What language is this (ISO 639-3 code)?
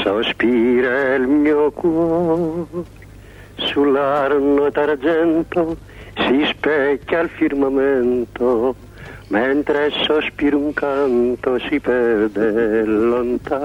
ell